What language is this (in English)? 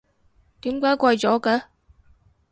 Cantonese